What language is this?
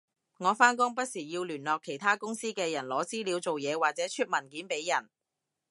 Cantonese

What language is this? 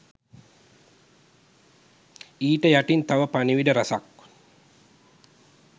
Sinhala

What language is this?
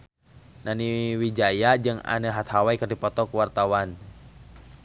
Sundanese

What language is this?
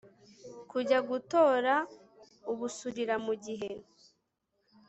Kinyarwanda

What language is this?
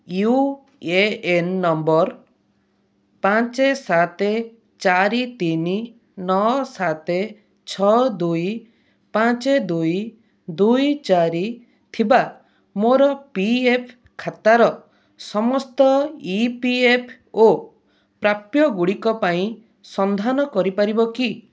Odia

